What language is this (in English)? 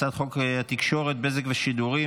Hebrew